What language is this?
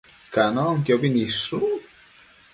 Matsés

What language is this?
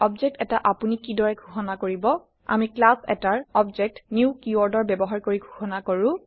Assamese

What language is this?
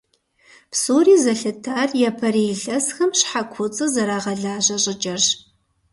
Kabardian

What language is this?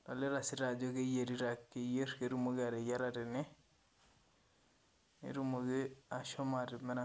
Masai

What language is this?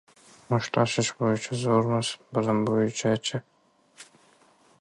Uzbek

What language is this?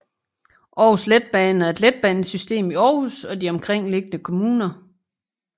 Danish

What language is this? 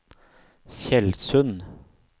Norwegian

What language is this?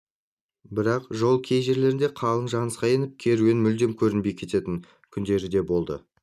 Kazakh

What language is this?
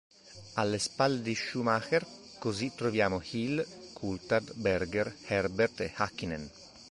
Italian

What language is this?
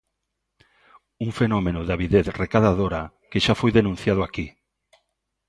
Galician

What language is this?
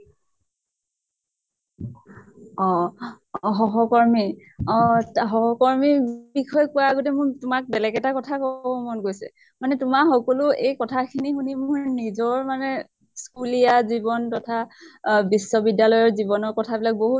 Assamese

